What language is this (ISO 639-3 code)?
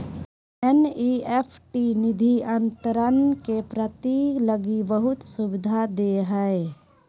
mag